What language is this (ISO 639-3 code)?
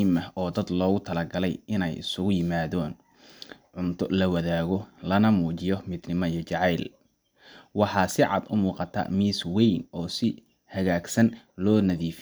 som